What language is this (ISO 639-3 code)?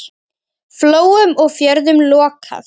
isl